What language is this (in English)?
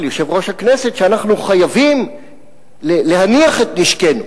Hebrew